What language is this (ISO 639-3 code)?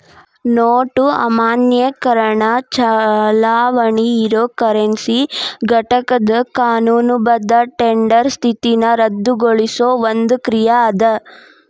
kan